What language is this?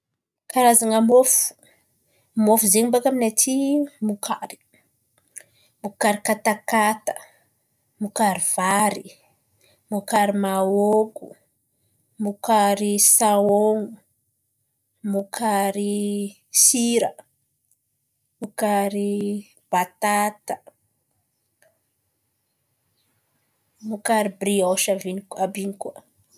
Antankarana Malagasy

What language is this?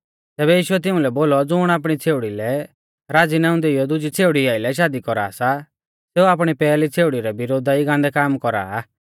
Mahasu Pahari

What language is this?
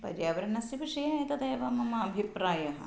Sanskrit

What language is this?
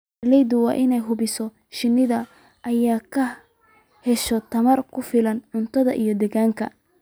Somali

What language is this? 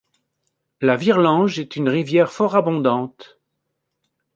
French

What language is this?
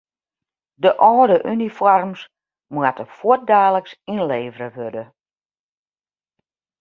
Western Frisian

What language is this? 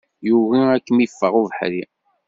Kabyle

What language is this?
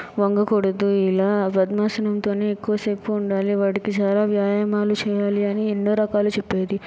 Telugu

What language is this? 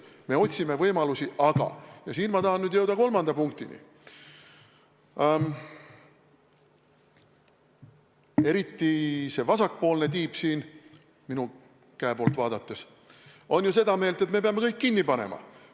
Estonian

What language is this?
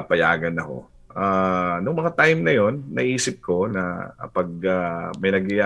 Filipino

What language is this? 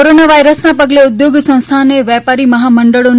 Gujarati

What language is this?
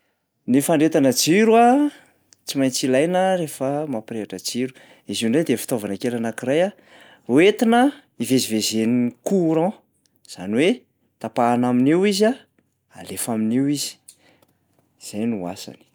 Malagasy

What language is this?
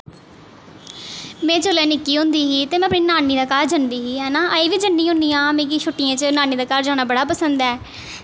Dogri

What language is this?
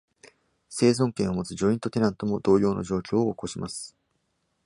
Japanese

